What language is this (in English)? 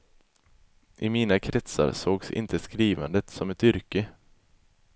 Swedish